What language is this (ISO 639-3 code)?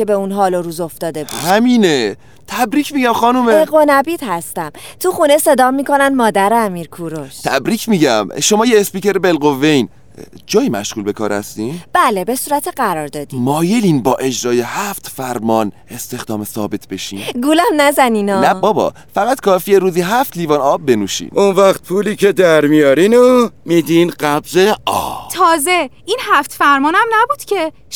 fas